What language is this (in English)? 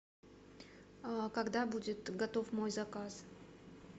Russian